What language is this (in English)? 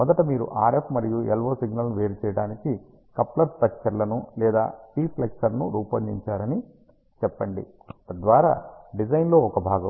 Telugu